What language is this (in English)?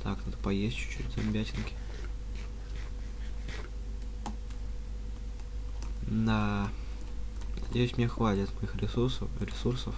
Russian